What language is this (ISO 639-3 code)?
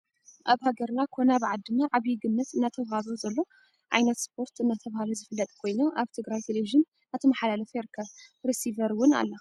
tir